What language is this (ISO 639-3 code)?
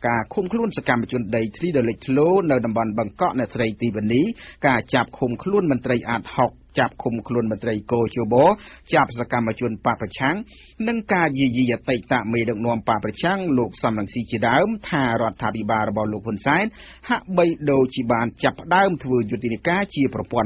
tha